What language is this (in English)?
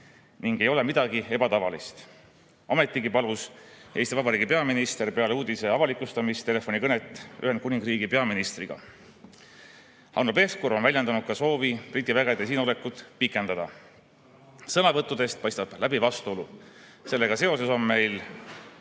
Estonian